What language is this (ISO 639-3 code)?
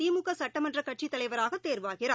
tam